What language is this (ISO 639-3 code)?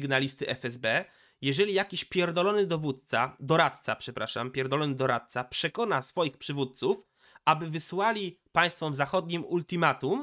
pol